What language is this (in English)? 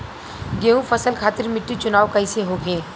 Bhojpuri